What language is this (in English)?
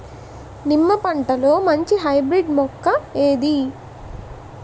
Telugu